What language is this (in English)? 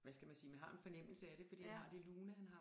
Danish